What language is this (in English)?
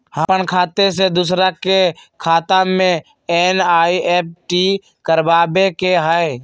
Magahi